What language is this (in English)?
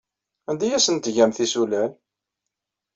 Kabyle